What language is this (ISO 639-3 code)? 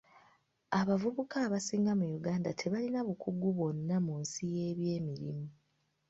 lug